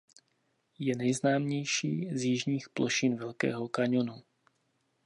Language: Czech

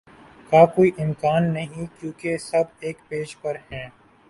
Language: Urdu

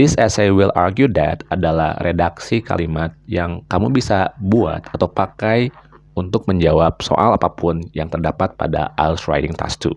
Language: Indonesian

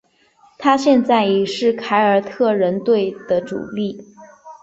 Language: Chinese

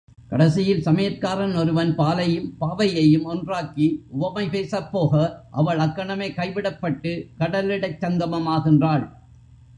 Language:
Tamil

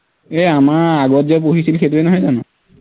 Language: Assamese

